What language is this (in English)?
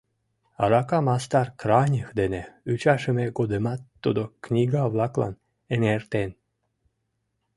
Mari